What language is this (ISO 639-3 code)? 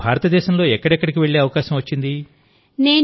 tel